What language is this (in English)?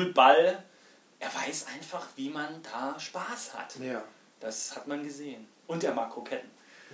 German